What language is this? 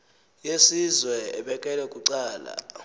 Xhosa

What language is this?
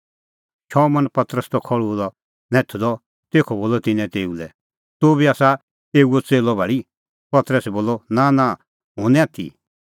Kullu Pahari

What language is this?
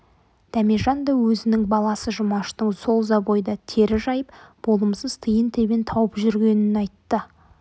Kazakh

